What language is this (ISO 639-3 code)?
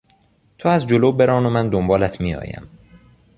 fas